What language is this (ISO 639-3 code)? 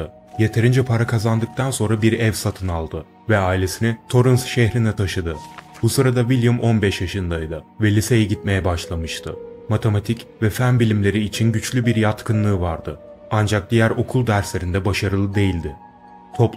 tur